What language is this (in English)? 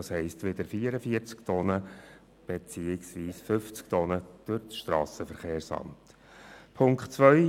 Swiss German